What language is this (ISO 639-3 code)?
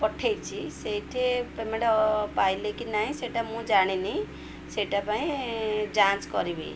ori